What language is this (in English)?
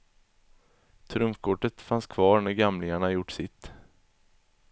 Swedish